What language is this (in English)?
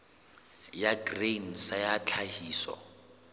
Southern Sotho